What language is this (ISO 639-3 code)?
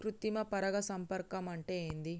tel